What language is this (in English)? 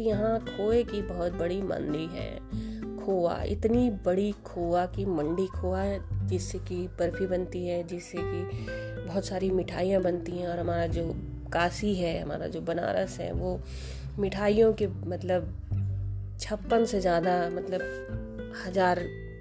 Hindi